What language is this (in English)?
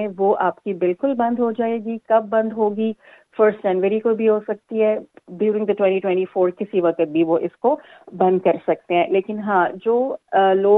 Urdu